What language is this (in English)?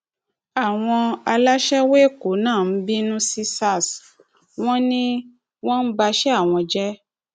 Yoruba